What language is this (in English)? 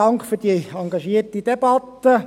Swiss German